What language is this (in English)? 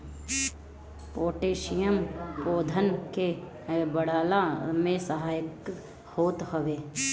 Bhojpuri